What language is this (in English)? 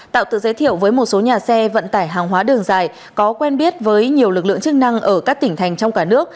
Vietnamese